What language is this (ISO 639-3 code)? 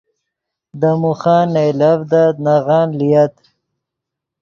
ydg